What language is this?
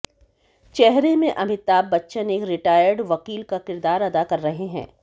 Hindi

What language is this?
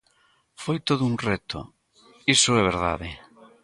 Galician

